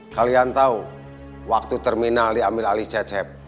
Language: Indonesian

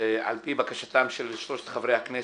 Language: Hebrew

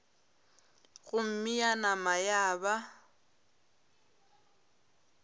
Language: Northern Sotho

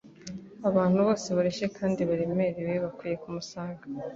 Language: Kinyarwanda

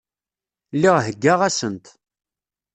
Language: Kabyle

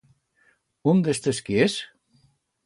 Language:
Aragonese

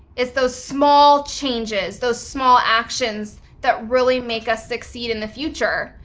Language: English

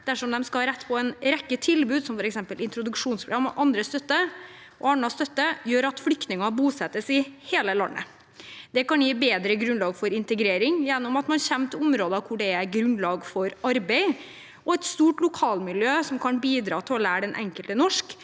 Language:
Norwegian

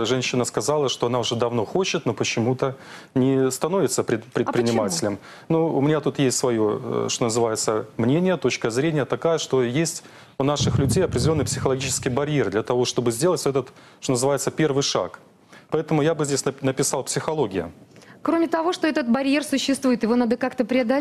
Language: Russian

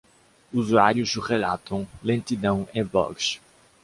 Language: Portuguese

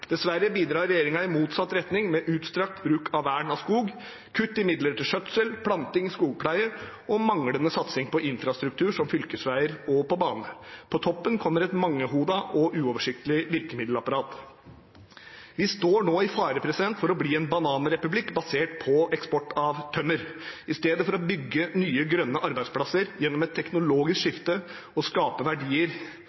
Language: Norwegian Bokmål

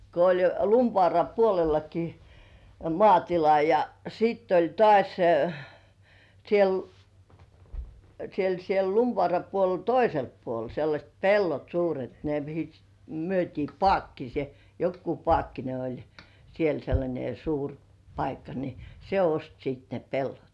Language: Finnish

